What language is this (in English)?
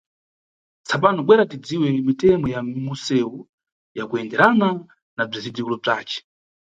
Nyungwe